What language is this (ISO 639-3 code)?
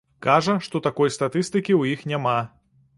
bel